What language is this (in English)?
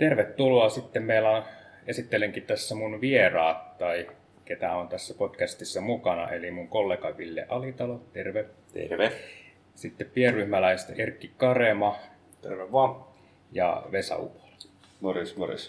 Finnish